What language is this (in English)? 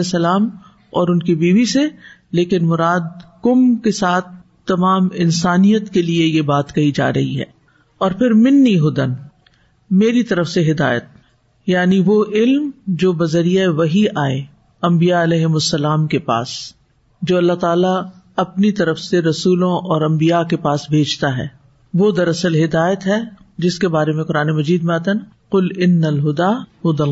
Urdu